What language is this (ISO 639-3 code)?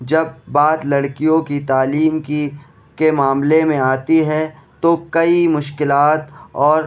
urd